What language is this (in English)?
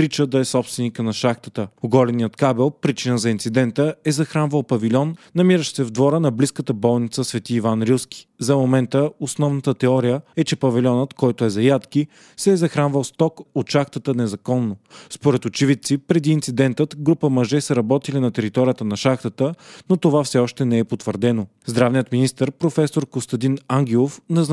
Bulgarian